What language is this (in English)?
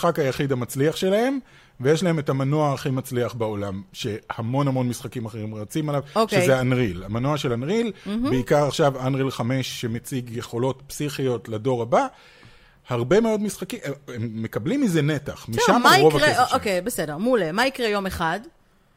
Hebrew